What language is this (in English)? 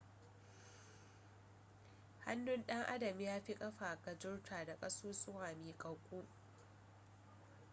Hausa